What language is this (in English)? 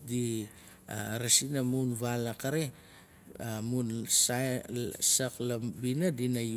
Nalik